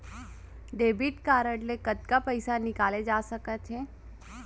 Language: Chhattisgarhi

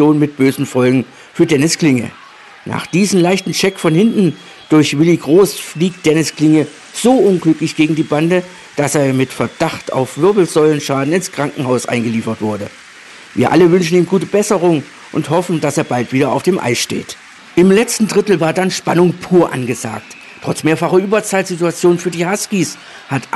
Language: German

